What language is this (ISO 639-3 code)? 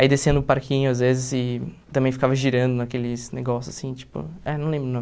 por